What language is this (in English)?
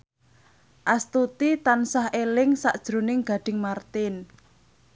Javanese